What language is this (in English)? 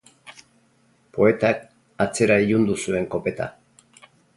Basque